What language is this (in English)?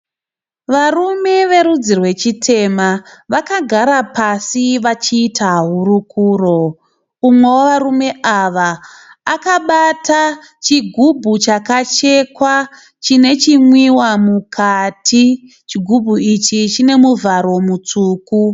Shona